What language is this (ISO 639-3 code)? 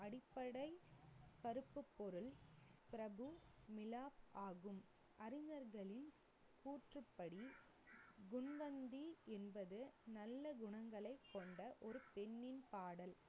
tam